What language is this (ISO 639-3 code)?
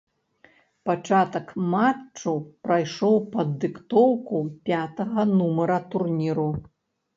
bel